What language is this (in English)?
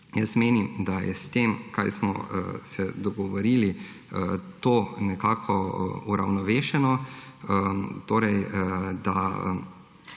Slovenian